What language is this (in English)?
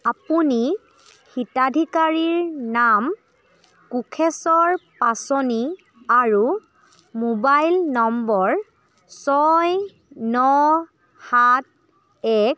Assamese